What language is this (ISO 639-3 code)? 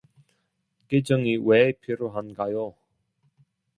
kor